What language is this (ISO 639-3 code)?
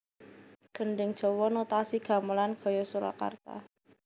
jav